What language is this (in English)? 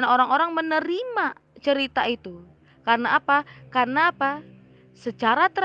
Indonesian